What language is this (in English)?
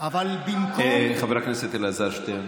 Hebrew